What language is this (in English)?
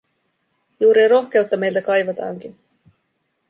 Finnish